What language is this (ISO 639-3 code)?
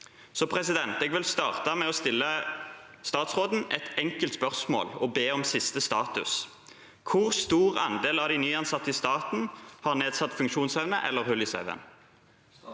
nor